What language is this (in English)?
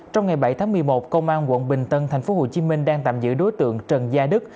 Vietnamese